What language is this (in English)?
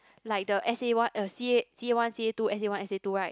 English